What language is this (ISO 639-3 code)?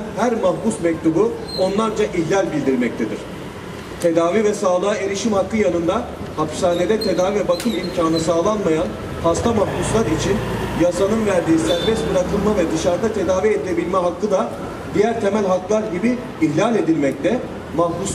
tur